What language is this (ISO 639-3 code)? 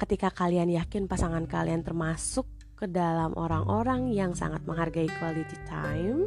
ind